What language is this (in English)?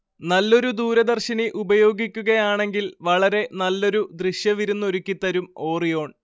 Malayalam